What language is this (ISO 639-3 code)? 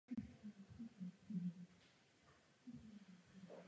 ces